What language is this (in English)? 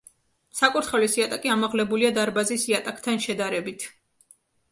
Georgian